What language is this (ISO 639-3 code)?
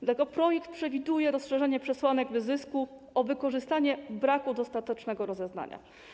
pol